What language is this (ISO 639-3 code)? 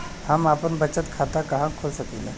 bho